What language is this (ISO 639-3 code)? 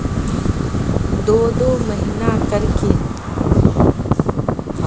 mag